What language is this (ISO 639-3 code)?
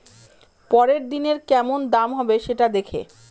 ben